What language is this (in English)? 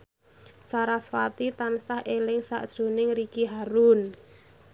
Javanese